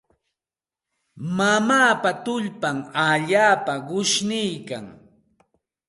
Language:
Santa Ana de Tusi Pasco Quechua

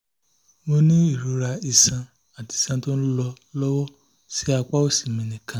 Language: Yoruba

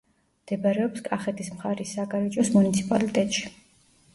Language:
Georgian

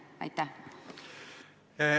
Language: Estonian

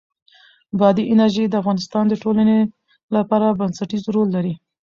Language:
Pashto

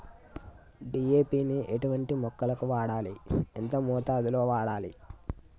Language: Telugu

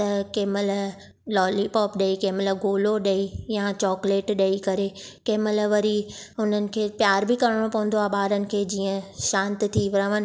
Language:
Sindhi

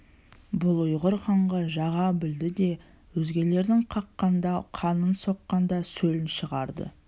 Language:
Kazakh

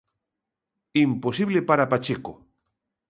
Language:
Galician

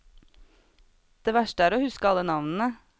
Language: Norwegian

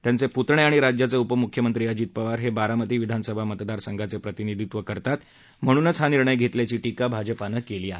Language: Marathi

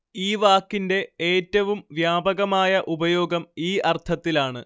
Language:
Malayalam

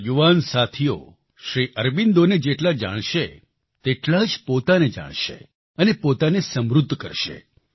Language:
Gujarati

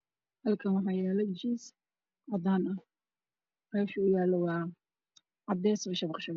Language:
Somali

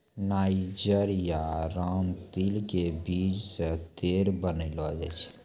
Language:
Maithili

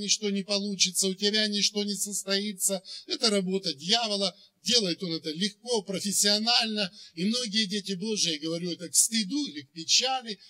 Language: Russian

